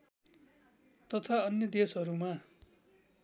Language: Nepali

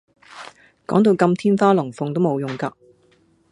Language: Cantonese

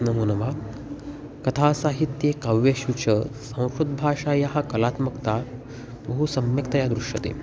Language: Sanskrit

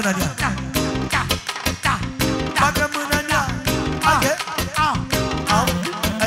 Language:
Romanian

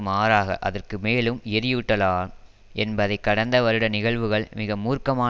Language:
Tamil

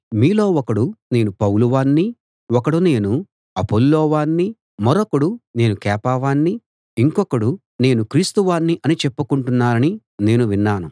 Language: Telugu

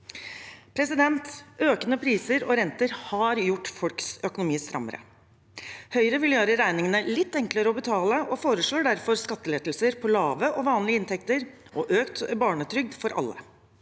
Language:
Norwegian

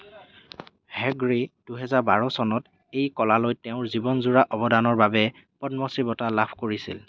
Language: Assamese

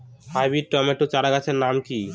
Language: Bangla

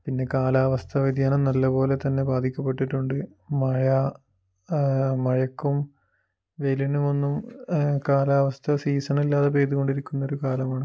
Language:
Malayalam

